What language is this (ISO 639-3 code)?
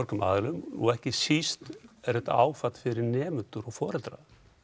isl